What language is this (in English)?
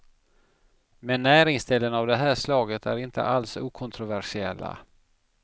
Swedish